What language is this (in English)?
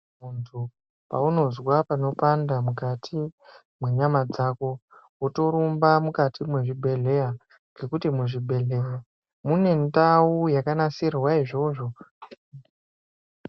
Ndau